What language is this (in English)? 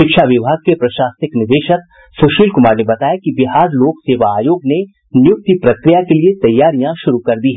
Hindi